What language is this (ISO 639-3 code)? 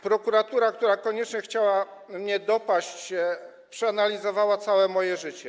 pol